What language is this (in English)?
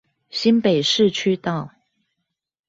Chinese